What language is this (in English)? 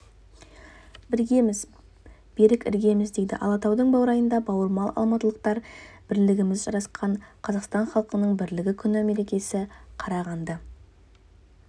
Kazakh